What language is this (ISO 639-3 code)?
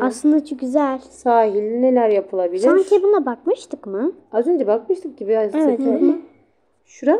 tur